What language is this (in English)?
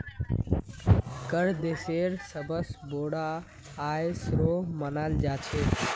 Magahi